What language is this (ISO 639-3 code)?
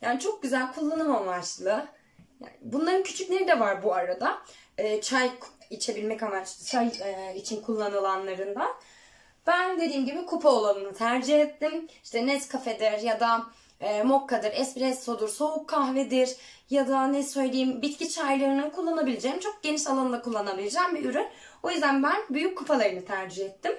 tur